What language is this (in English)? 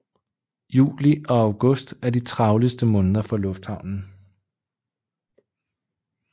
Danish